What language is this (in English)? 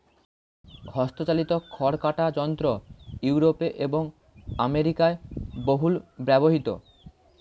Bangla